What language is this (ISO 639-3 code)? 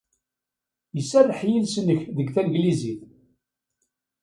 kab